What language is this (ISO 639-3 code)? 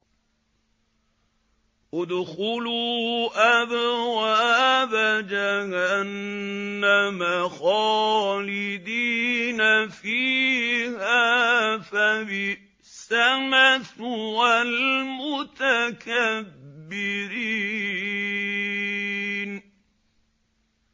ara